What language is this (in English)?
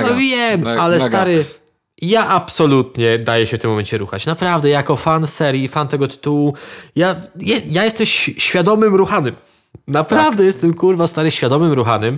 Polish